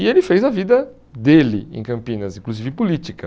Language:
Portuguese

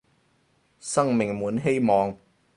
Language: Cantonese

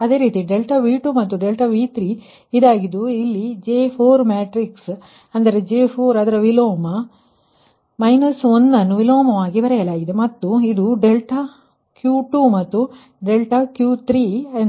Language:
Kannada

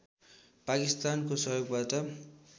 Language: Nepali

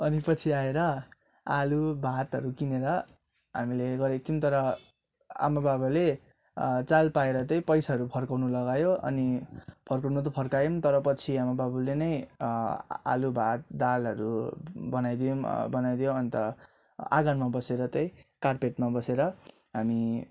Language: Nepali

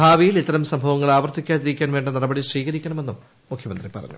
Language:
Malayalam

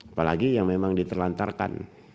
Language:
Indonesian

